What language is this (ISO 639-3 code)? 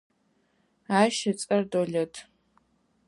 ady